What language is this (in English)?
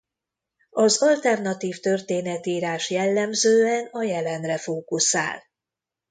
Hungarian